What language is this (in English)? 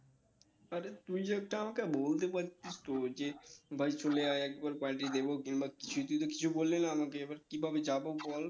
Bangla